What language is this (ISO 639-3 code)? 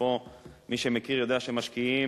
heb